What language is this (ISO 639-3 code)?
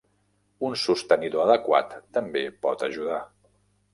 cat